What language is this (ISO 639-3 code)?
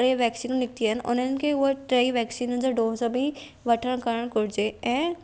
snd